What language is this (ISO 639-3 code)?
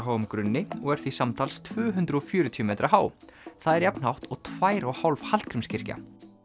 isl